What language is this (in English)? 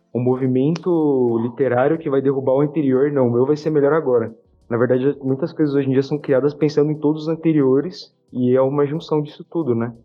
Portuguese